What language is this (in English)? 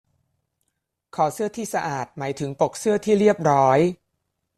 Thai